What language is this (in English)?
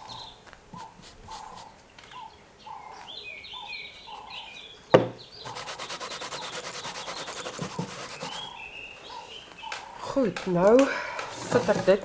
Dutch